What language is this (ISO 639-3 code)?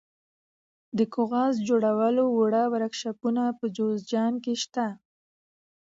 pus